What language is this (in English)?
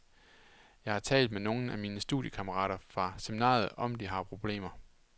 Danish